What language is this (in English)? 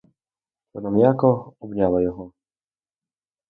Ukrainian